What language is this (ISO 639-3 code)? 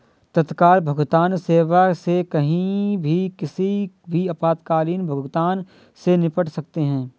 hin